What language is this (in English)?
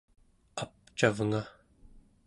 Central Yupik